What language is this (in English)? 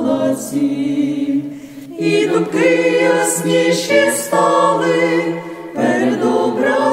Ukrainian